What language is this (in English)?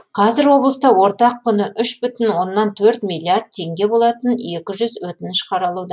Kazakh